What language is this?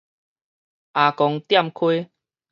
Min Nan Chinese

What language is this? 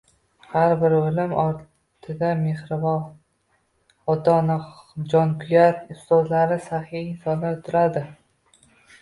Uzbek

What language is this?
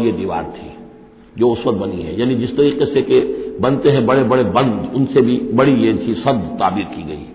Hindi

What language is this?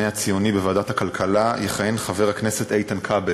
Hebrew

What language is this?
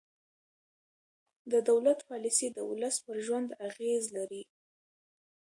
Pashto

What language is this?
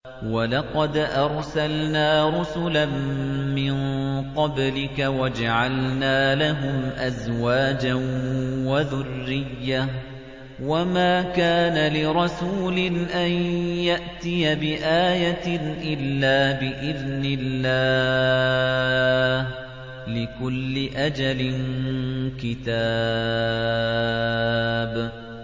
Arabic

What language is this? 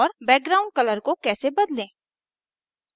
Hindi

